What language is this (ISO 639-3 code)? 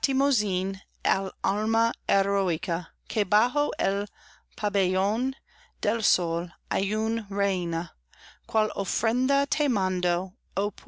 spa